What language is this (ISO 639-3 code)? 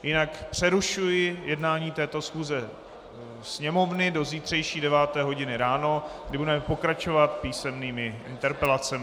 ces